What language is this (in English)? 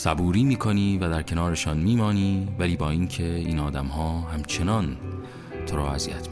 Persian